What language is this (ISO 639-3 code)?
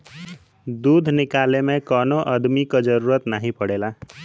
bho